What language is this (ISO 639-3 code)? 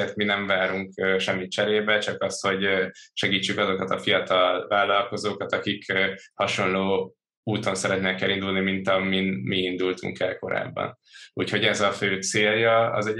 hun